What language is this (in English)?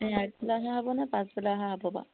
Assamese